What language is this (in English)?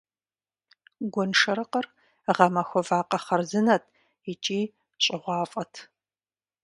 Kabardian